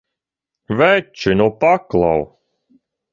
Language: Latvian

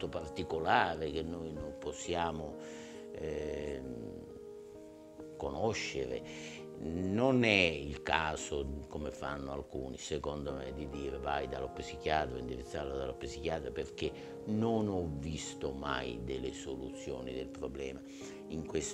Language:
Italian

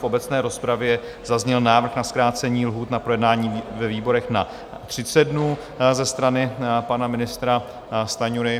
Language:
Czech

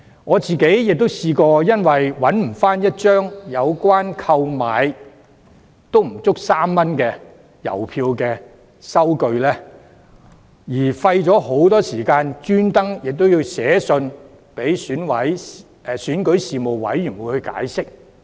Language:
Cantonese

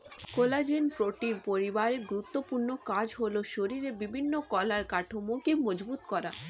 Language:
Bangla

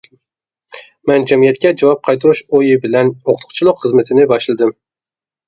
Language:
Uyghur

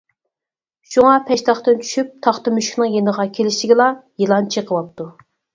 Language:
Uyghur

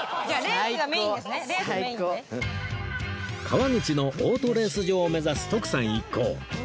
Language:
Japanese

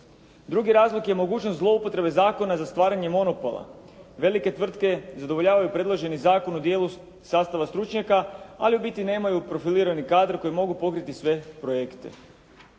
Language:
Croatian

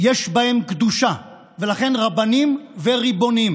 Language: Hebrew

